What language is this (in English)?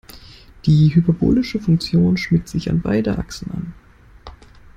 German